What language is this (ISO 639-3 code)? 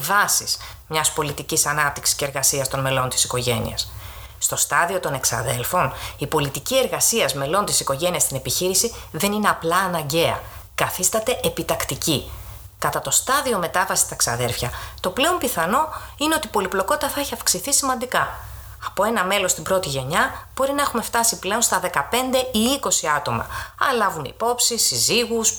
ell